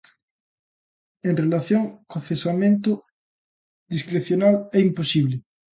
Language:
Galician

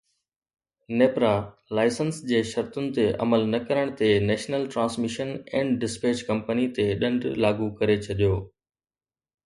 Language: Sindhi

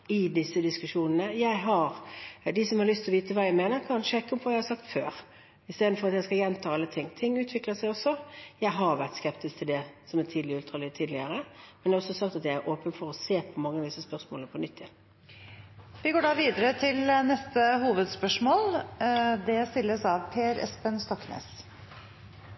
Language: Norwegian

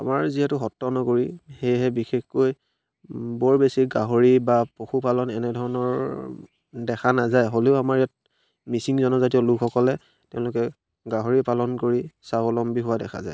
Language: Assamese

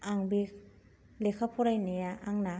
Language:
Bodo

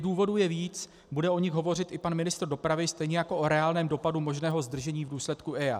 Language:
Czech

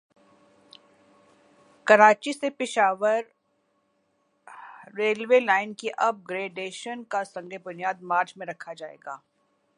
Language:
Urdu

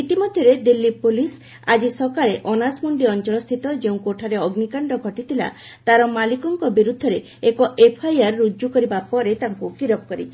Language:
Odia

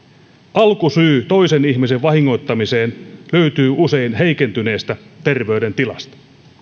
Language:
Finnish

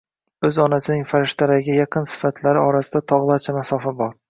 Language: Uzbek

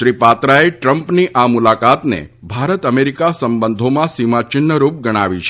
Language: Gujarati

